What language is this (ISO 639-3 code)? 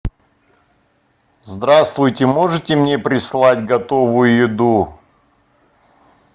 rus